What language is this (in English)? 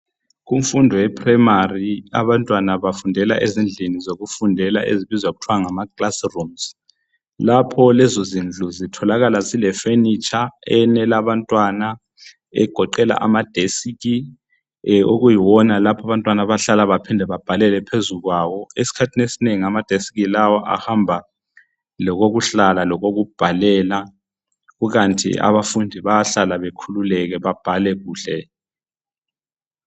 North Ndebele